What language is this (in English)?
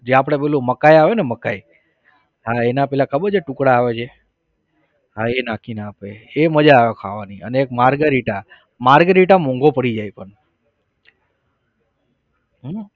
Gujarati